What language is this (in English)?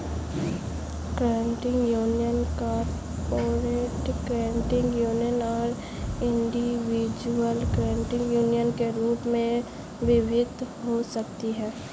Hindi